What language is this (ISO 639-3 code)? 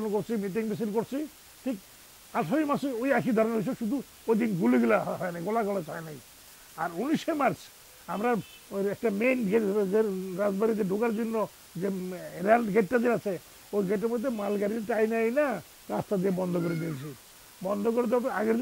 nld